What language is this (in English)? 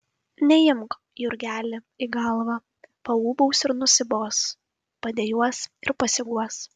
Lithuanian